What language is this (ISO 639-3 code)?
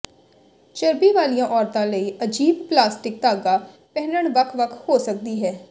pan